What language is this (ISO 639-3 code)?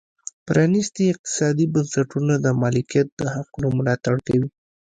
pus